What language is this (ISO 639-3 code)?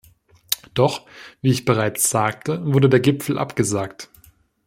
deu